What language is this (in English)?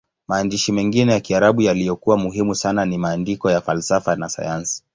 Swahili